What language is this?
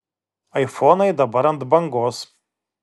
Lithuanian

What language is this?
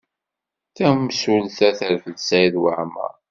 Kabyle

